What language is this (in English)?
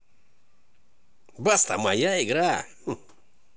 Russian